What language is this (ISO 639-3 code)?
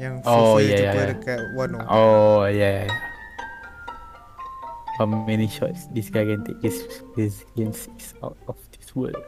msa